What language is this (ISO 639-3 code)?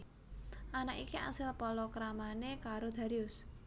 jav